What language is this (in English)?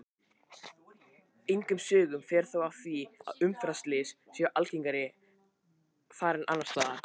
Icelandic